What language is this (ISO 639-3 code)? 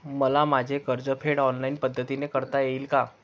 mar